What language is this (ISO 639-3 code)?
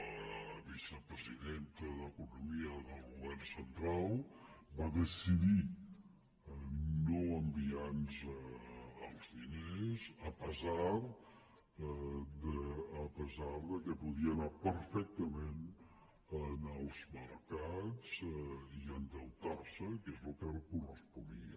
cat